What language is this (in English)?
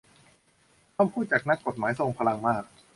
Thai